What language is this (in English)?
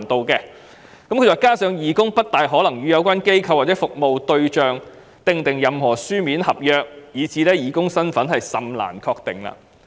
Cantonese